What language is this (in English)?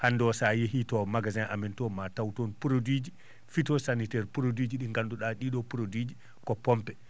Fula